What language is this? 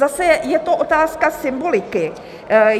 Czech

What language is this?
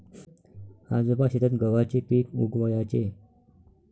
Marathi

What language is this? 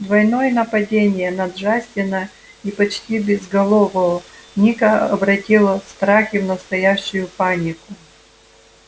Russian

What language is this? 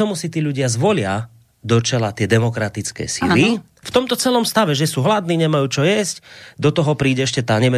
Slovak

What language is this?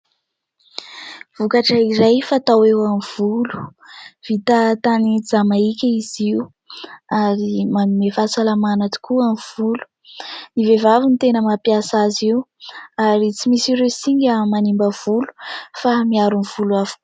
Malagasy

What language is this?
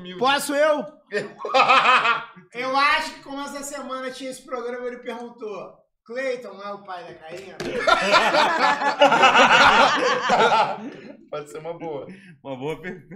Portuguese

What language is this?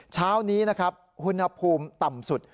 Thai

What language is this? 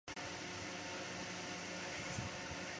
Chinese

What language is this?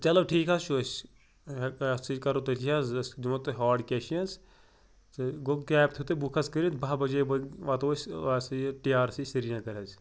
Kashmiri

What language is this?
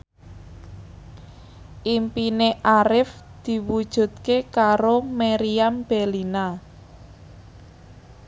Javanese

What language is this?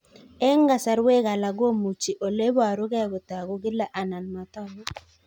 Kalenjin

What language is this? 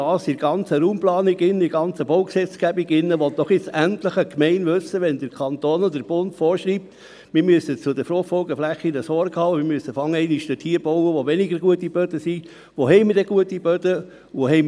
Swiss German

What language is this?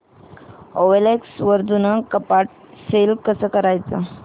Marathi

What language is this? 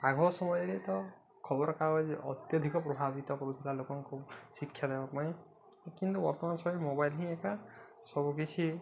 Odia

